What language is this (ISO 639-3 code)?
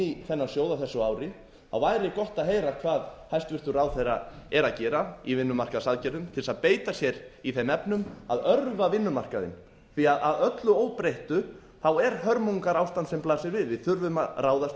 isl